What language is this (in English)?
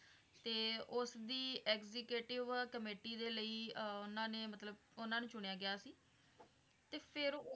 Punjabi